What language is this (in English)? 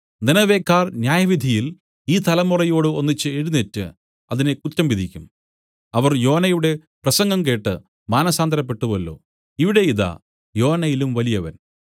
Malayalam